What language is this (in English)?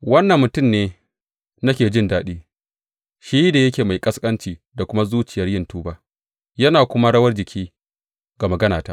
Hausa